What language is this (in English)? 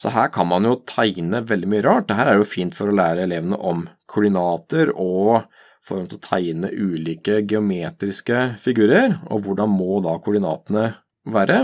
Norwegian